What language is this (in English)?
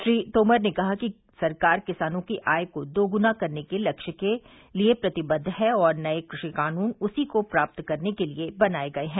Hindi